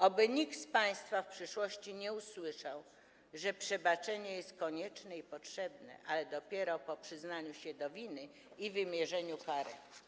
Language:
Polish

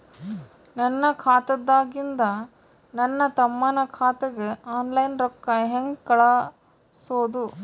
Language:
Kannada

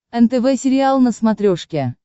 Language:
Russian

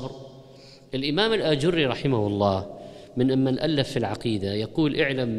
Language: Arabic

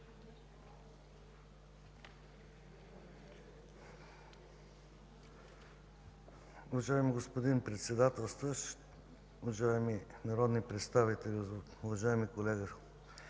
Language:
Bulgarian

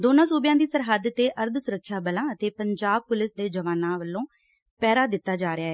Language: Punjabi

